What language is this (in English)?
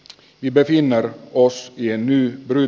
Finnish